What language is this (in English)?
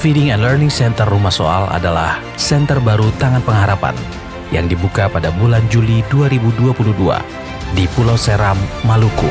Indonesian